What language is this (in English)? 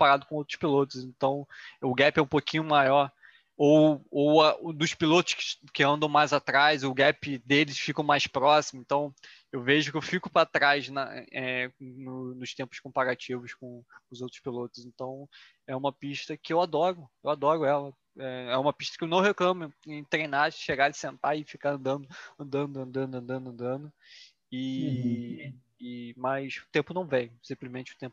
Portuguese